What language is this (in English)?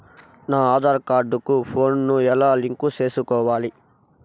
Telugu